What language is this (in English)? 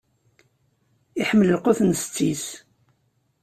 Kabyle